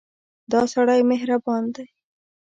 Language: Pashto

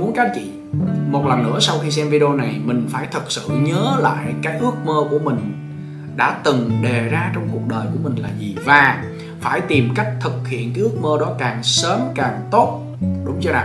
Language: Vietnamese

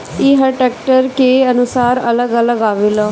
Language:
Bhojpuri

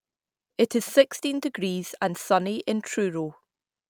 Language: English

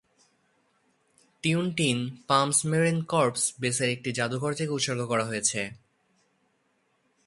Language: Bangla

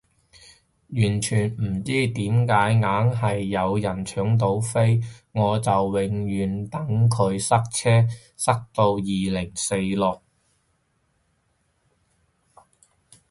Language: Cantonese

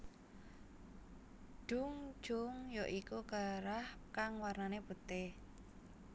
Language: Javanese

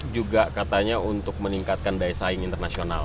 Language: Indonesian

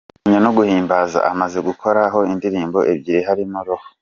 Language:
Kinyarwanda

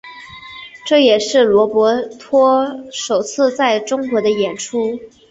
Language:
Chinese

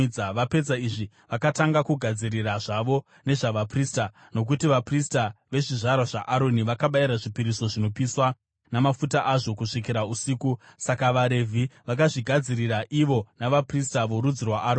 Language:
Shona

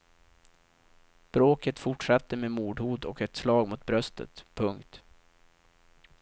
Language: Swedish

